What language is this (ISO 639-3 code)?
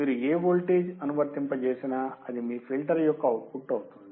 tel